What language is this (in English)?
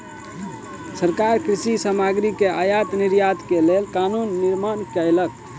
Maithili